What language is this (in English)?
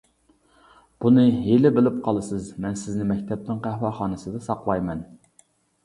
Uyghur